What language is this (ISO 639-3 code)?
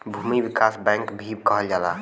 bho